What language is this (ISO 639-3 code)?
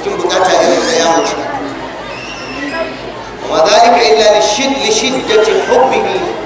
ara